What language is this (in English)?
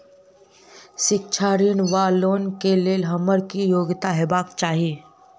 Maithili